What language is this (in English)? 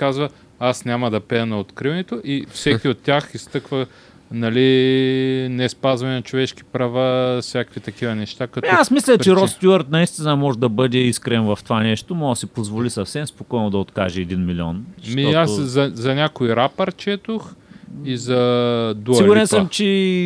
Bulgarian